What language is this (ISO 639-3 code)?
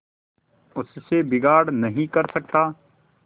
hin